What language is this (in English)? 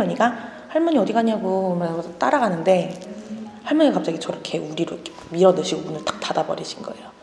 Korean